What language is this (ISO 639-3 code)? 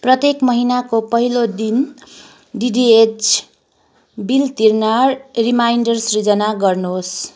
nep